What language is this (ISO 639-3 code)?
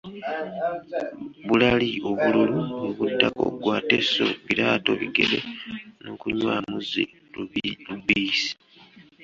lug